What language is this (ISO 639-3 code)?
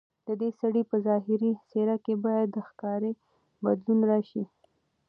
pus